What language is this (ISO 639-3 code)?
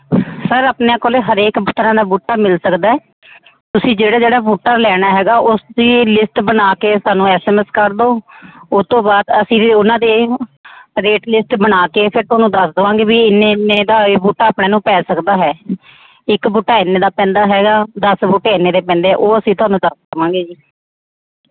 pan